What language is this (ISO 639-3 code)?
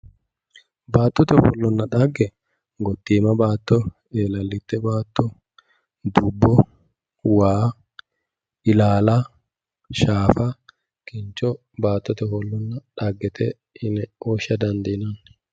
sid